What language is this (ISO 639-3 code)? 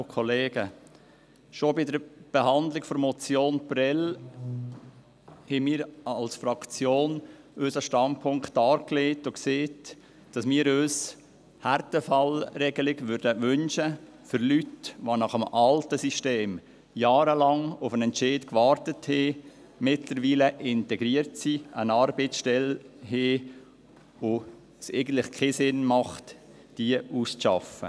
gsw